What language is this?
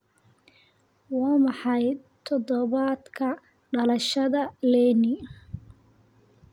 Somali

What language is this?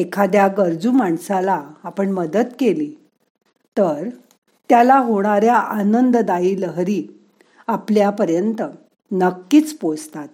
Marathi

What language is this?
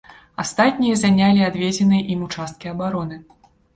Belarusian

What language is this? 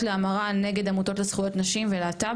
Hebrew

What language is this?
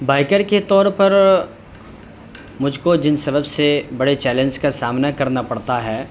Urdu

